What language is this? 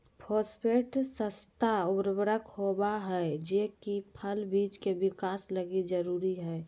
Magahi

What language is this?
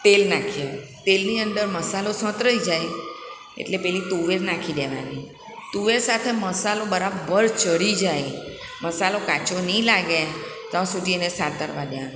Gujarati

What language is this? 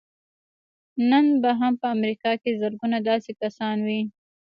Pashto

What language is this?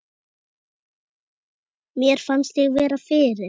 Icelandic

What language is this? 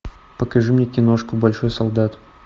Russian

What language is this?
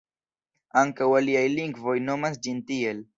Esperanto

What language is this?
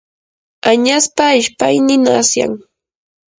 Yanahuanca Pasco Quechua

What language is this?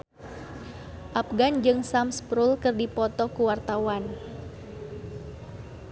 Sundanese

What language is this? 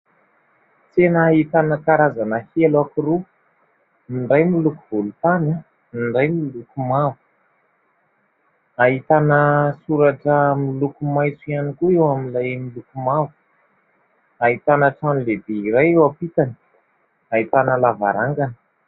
Malagasy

